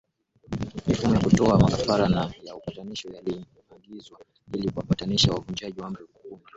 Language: Swahili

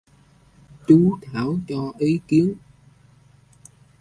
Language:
Vietnamese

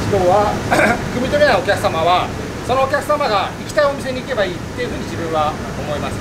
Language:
Japanese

